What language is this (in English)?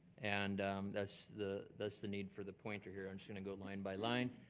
English